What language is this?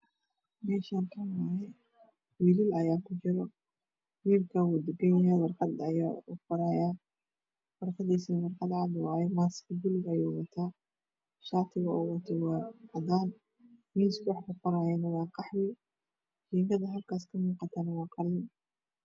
Somali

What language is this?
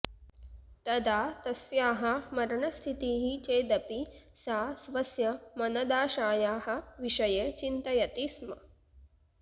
Sanskrit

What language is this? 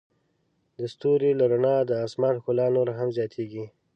Pashto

